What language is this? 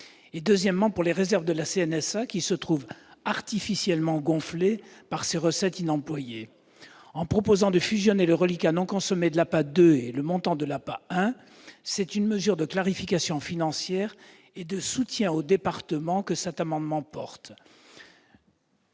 French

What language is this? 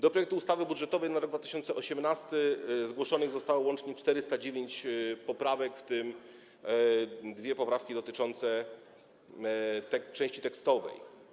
Polish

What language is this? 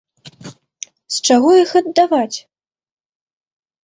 Belarusian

